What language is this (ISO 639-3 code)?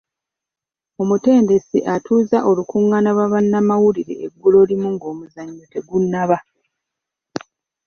lug